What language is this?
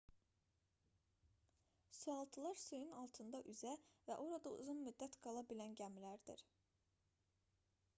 Azerbaijani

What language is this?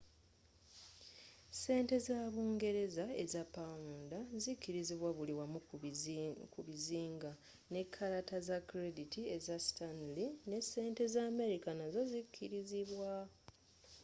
Ganda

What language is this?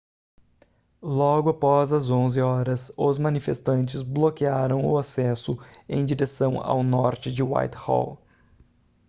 Portuguese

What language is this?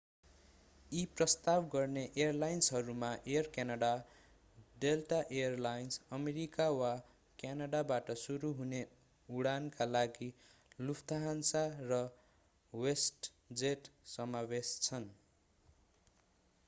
Nepali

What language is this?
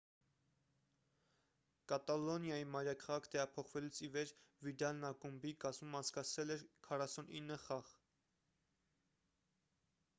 Armenian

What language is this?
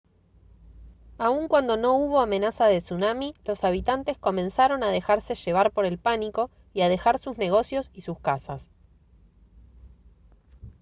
Spanish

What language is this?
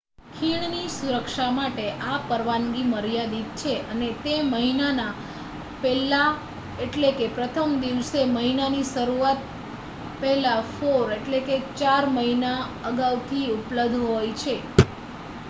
Gujarati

